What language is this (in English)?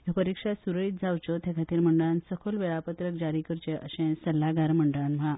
Konkani